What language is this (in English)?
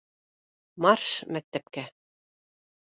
Bashkir